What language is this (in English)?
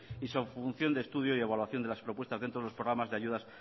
Spanish